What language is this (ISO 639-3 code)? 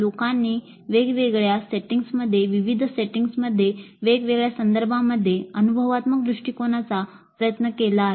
mar